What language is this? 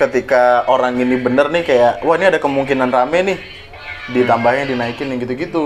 Indonesian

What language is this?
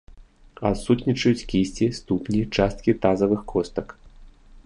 Belarusian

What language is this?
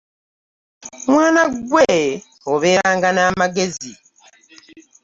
Ganda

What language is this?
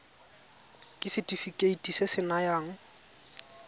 Tswana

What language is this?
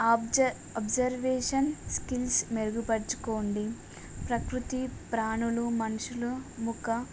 Telugu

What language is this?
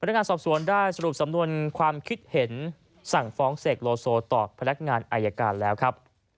Thai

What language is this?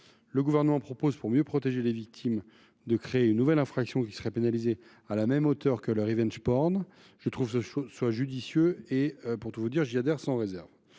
French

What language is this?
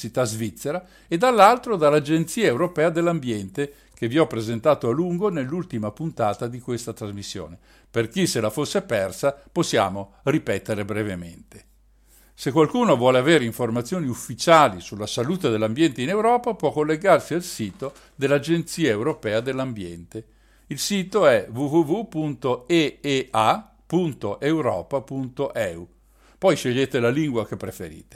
Italian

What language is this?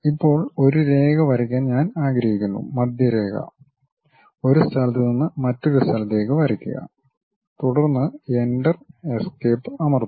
Malayalam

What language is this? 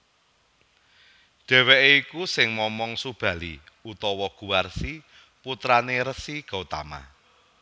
Javanese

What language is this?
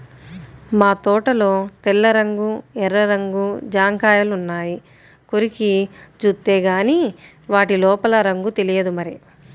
Telugu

